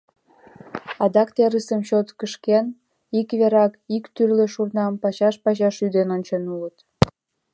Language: Mari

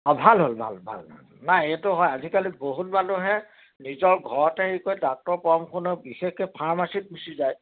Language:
Assamese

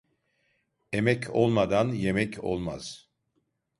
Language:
Turkish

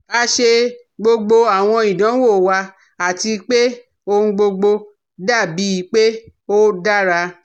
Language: Yoruba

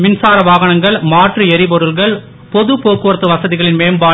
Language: Tamil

